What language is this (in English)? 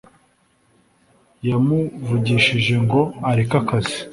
Kinyarwanda